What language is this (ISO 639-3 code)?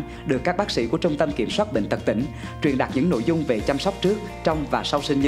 vie